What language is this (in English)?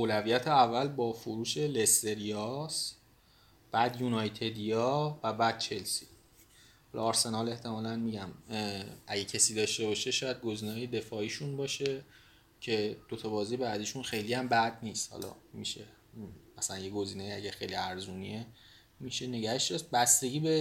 Persian